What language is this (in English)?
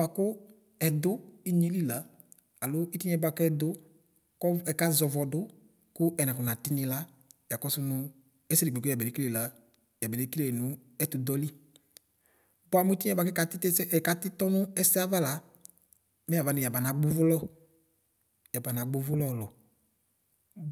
Ikposo